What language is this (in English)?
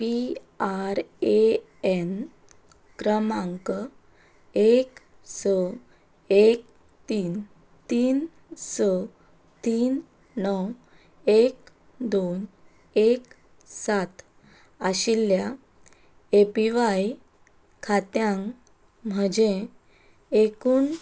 Konkani